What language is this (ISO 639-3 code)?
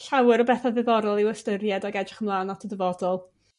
cym